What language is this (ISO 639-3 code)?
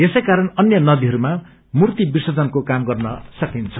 nep